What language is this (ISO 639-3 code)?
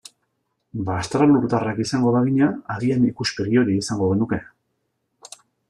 eus